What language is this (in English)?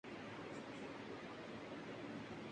Urdu